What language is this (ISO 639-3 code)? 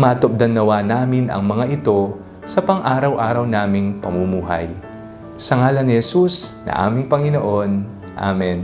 fil